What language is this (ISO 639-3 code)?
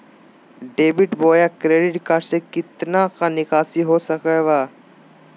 mag